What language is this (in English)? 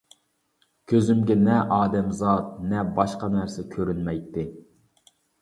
Uyghur